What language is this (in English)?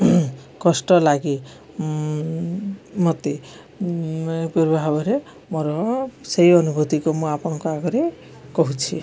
Odia